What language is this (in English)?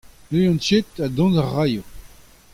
Breton